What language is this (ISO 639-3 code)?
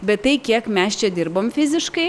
lit